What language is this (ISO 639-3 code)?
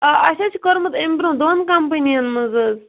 kas